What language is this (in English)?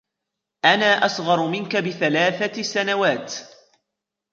Arabic